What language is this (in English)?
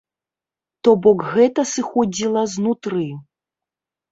Belarusian